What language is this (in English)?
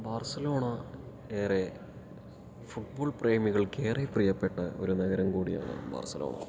Malayalam